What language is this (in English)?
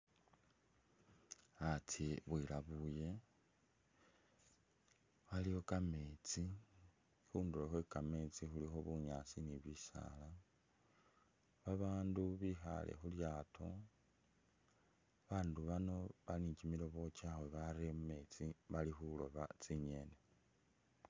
Masaaba